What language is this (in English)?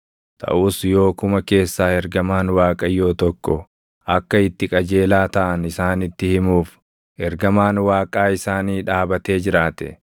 Oromo